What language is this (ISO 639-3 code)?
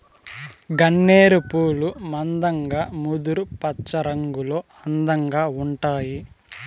tel